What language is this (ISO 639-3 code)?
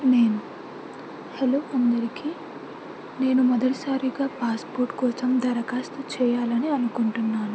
tel